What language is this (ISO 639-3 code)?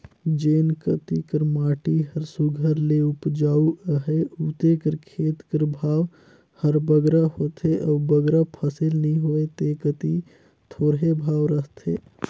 hne